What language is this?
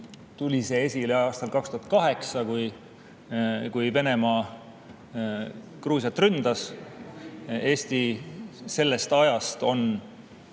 Estonian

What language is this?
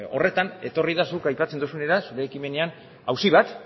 Basque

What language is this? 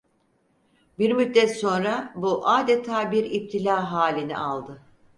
Turkish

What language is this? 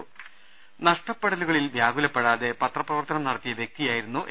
Malayalam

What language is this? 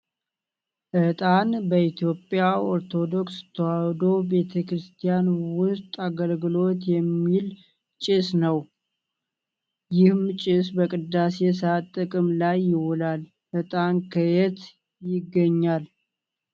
Amharic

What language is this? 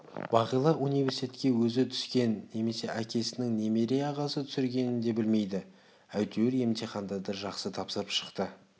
Kazakh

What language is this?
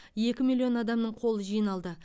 Kazakh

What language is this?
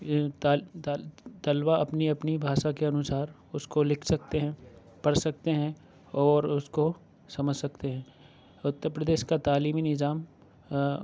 Urdu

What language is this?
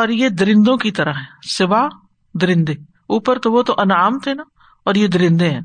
Urdu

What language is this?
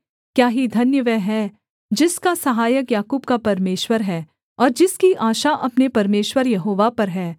Hindi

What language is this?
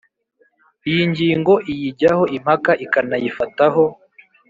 Kinyarwanda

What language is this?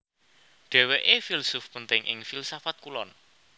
Javanese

